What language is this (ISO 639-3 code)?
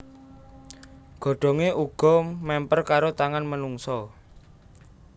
jav